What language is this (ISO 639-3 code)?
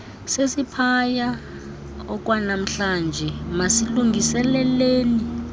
xho